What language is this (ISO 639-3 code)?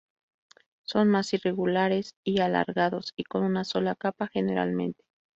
spa